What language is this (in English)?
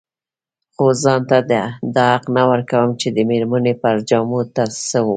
Pashto